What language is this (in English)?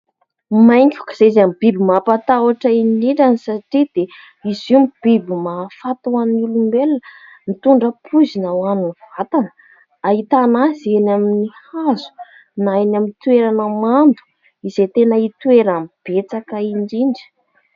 Malagasy